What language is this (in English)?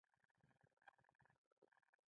Pashto